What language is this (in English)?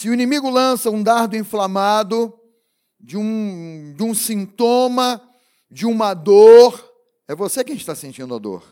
Portuguese